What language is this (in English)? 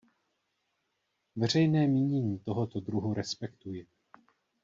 Czech